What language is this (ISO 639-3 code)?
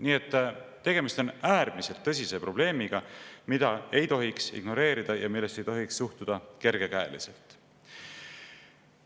est